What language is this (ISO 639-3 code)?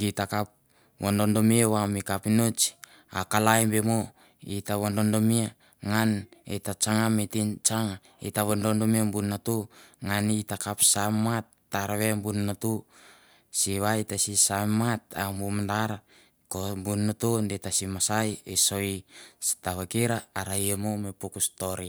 tbf